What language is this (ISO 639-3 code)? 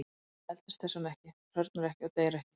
isl